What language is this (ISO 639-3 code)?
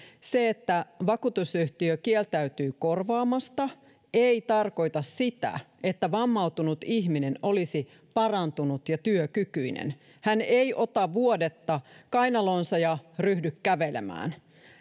fin